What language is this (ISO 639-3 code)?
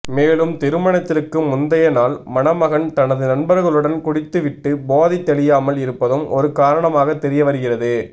tam